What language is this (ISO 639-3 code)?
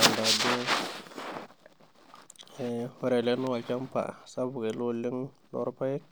mas